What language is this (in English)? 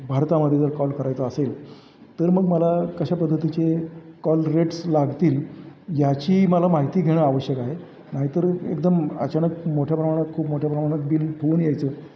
Marathi